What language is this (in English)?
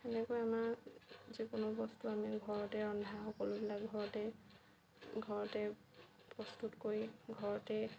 Assamese